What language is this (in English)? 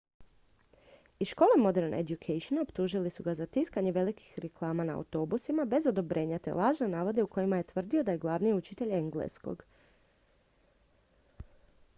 Croatian